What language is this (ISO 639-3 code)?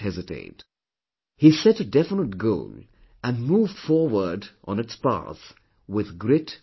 eng